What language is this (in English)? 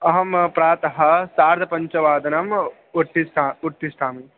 Sanskrit